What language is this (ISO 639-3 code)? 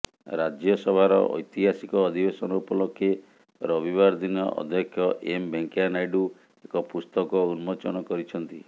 ori